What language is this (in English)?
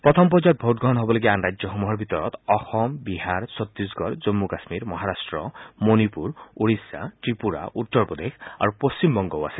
Assamese